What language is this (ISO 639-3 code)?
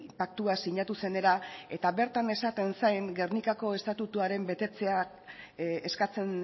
eus